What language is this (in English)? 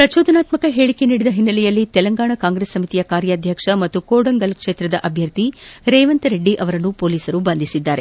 Kannada